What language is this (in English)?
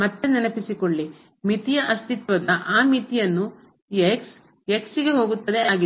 Kannada